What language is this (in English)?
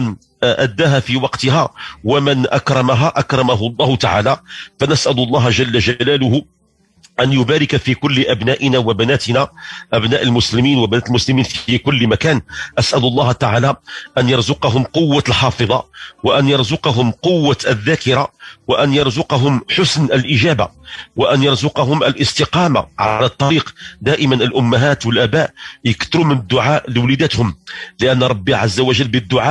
Arabic